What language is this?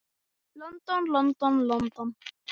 Icelandic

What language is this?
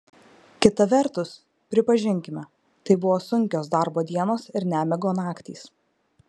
Lithuanian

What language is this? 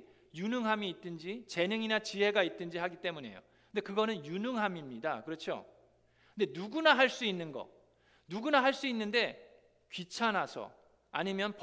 Korean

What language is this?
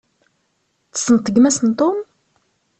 Kabyle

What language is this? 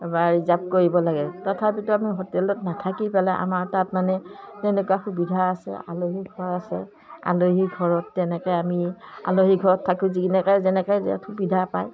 Assamese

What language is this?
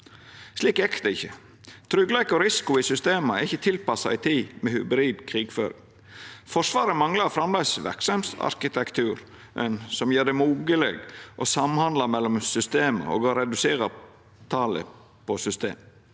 Norwegian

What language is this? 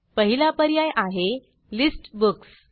Marathi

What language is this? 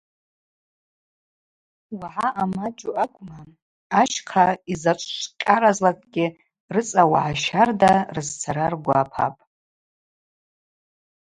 Abaza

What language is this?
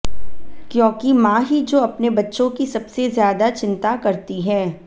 Hindi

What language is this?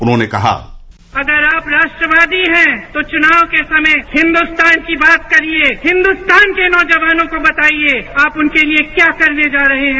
Hindi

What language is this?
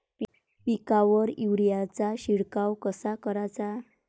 Marathi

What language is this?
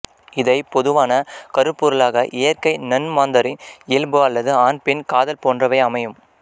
Tamil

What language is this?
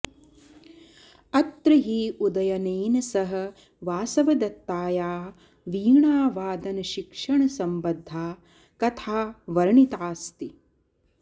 Sanskrit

